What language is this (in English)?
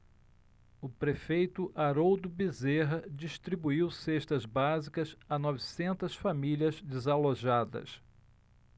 Portuguese